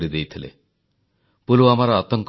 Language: Odia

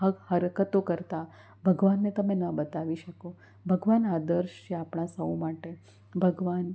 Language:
Gujarati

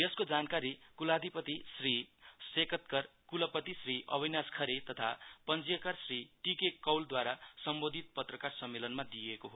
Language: Nepali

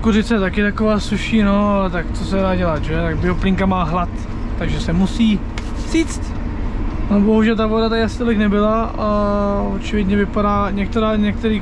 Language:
Czech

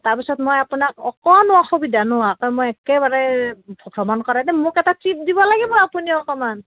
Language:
Assamese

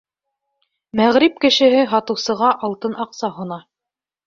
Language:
Bashkir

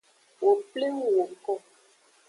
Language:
Aja (Benin)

